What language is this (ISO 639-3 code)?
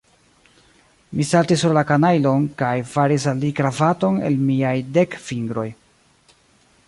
epo